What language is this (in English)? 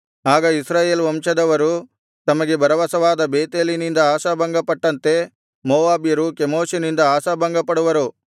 Kannada